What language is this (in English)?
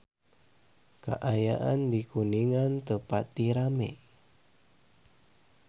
Sundanese